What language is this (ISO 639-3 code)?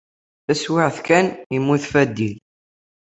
kab